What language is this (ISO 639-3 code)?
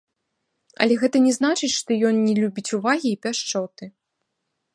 bel